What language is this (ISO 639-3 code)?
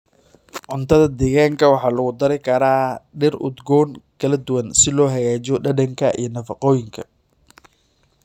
som